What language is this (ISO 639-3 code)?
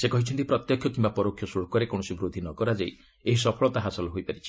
ori